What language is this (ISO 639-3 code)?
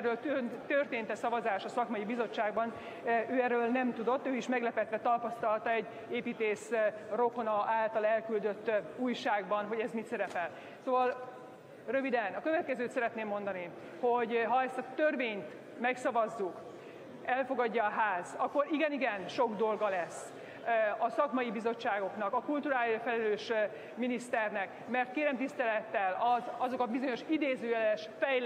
hun